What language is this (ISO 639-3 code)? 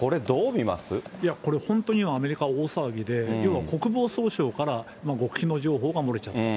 jpn